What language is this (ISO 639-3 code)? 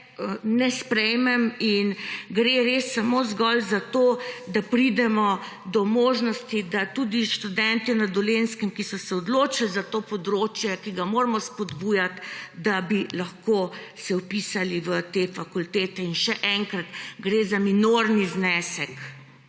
slv